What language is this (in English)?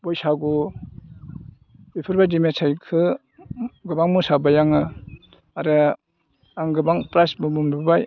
Bodo